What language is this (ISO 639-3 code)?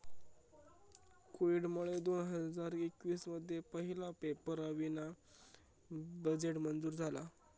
mar